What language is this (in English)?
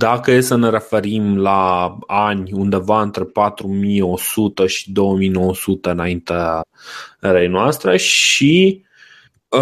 Romanian